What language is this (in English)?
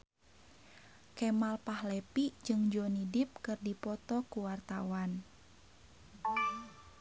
Sundanese